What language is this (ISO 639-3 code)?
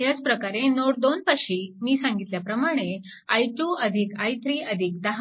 mar